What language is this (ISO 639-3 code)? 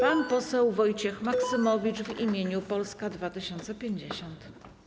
pol